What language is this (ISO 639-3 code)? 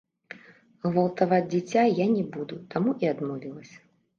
bel